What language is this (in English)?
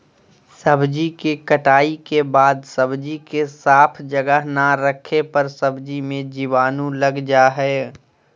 Magahi